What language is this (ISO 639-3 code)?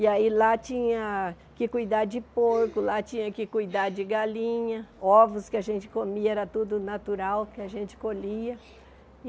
por